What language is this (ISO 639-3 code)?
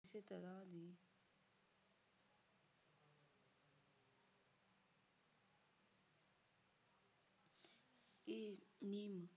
pan